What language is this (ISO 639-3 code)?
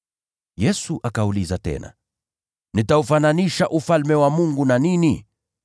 swa